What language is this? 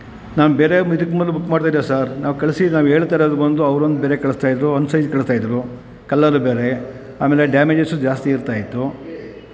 Kannada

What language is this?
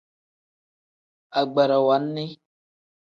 Tem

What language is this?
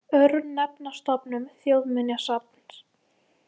Icelandic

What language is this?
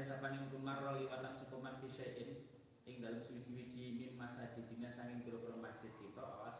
Indonesian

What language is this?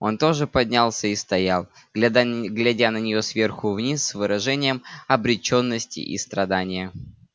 Russian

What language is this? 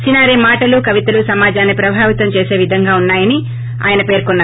Telugu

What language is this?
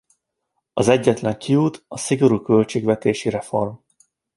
Hungarian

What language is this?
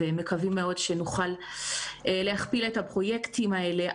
Hebrew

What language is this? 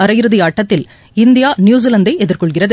Tamil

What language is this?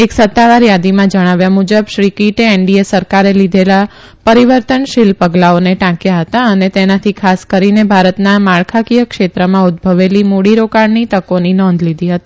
Gujarati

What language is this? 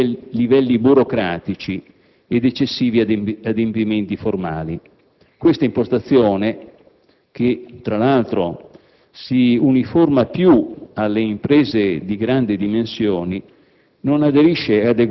Italian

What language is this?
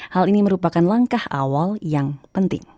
Indonesian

